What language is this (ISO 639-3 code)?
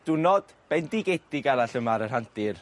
cym